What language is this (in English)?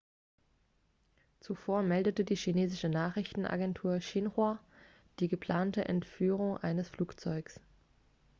German